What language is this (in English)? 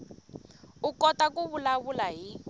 Tsonga